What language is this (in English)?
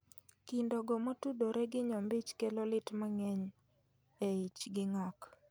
Luo (Kenya and Tanzania)